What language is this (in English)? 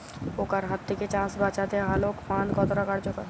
Bangla